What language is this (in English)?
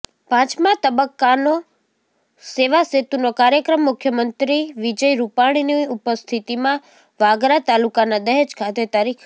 Gujarati